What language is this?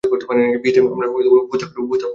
Bangla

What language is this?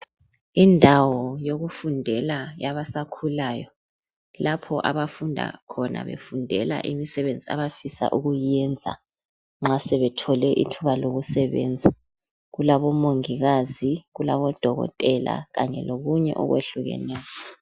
North Ndebele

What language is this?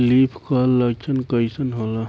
Bhojpuri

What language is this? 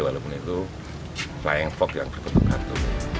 Indonesian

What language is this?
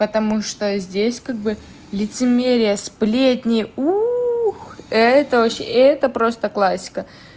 Russian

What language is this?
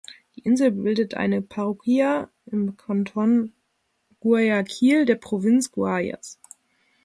German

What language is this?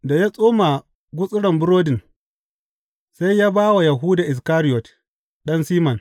Hausa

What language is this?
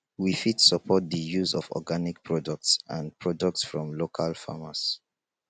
Nigerian Pidgin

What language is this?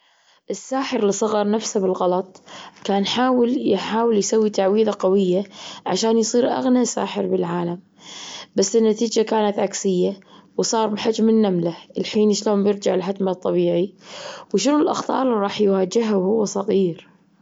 Gulf Arabic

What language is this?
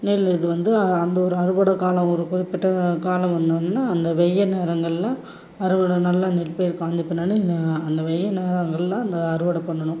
Tamil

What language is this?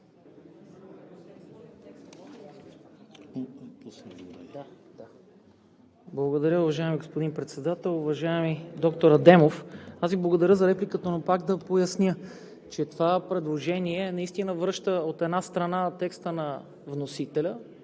Bulgarian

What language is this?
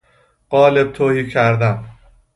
Persian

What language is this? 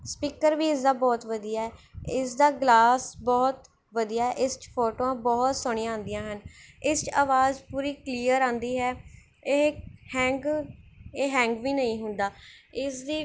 Punjabi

